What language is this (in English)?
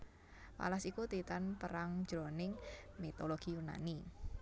Javanese